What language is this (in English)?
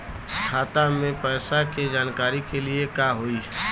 Bhojpuri